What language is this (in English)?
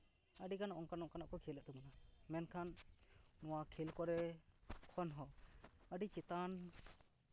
Santali